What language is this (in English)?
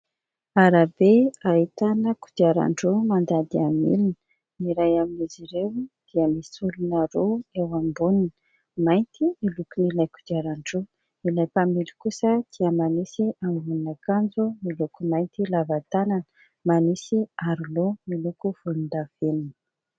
Malagasy